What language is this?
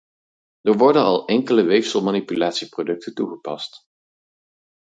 Dutch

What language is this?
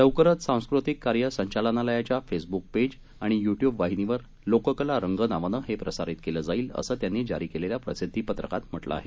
Marathi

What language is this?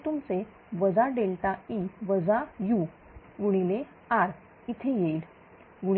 Marathi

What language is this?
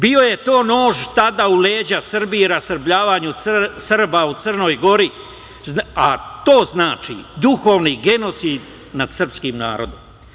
Serbian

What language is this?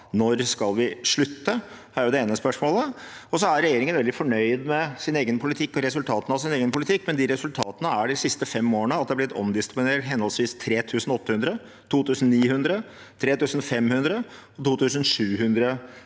Norwegian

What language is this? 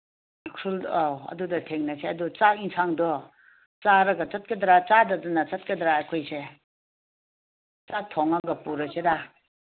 Manipuri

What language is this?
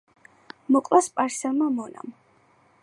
Georgian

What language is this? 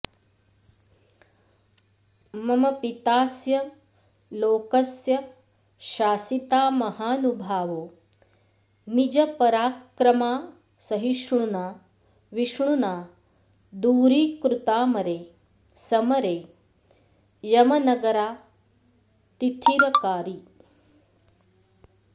Sanskrit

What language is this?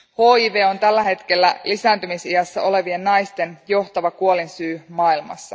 Finnish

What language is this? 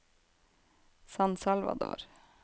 Norwegian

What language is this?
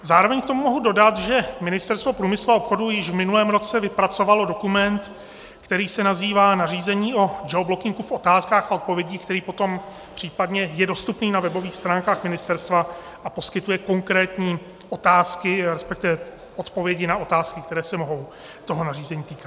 Czech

